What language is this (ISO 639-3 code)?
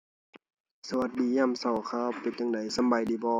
tha